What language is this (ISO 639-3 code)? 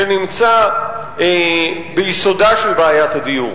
heb